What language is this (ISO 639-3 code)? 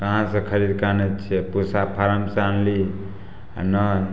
mai